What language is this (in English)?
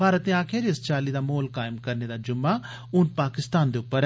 Dogri